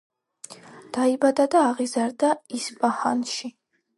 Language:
Georgian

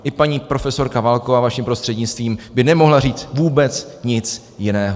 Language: Czech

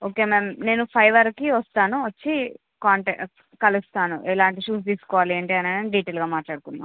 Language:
Telugu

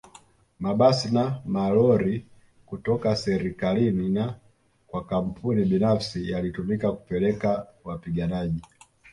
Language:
Swahili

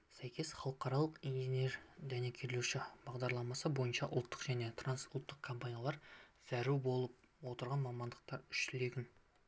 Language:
Kazakh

